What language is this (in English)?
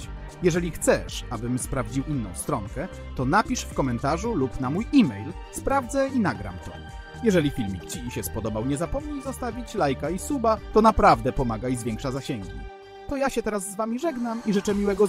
Polish